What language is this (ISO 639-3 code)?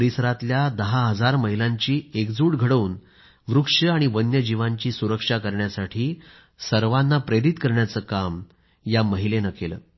mar